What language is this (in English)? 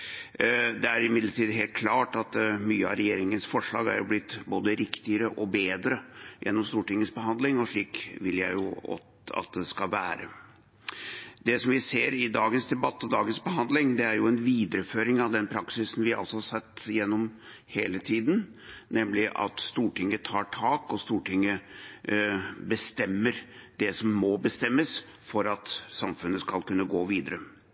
Norwegian Bokmål